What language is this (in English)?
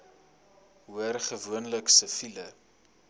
Afrikaans